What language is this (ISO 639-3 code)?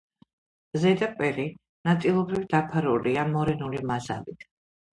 kat